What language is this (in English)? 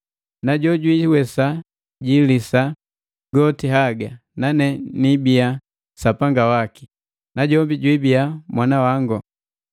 Matengo